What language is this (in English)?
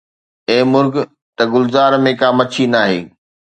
Sindhi